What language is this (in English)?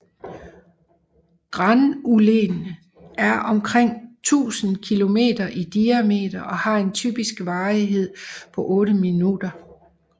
Danish